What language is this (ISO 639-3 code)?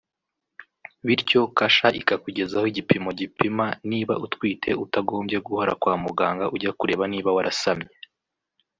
kin